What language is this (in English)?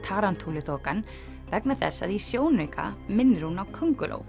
Icelandic